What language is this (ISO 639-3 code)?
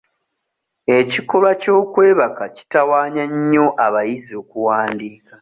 lug